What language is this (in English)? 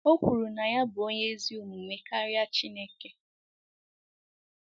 Igbo